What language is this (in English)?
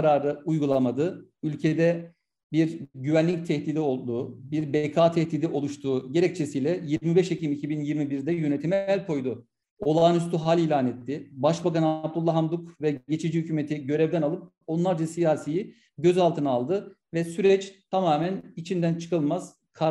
Turkish